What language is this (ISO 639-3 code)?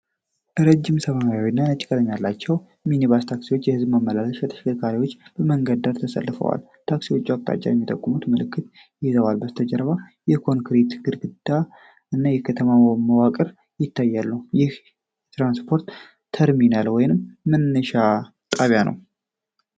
amh